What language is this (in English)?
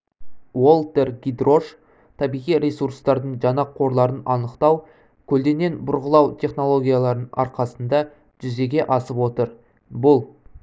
Kazakh